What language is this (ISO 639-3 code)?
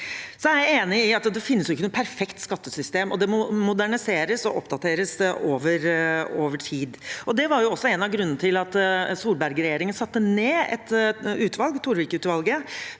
nor